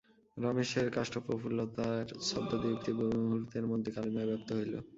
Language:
Bangla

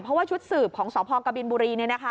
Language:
Thai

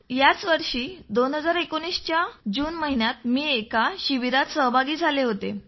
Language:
Marathi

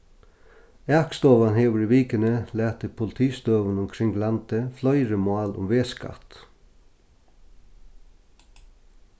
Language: Faroese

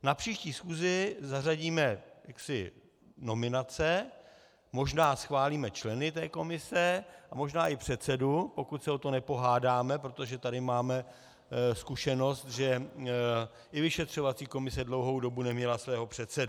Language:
Czech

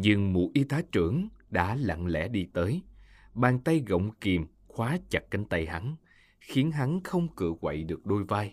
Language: Vietnamese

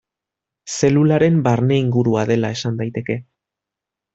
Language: Basque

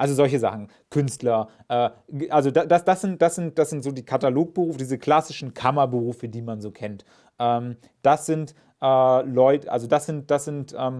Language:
German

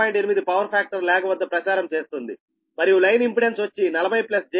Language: Telugu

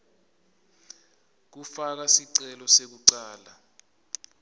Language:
Swati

